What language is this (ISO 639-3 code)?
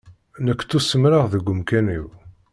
kab